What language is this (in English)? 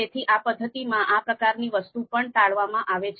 Gujarati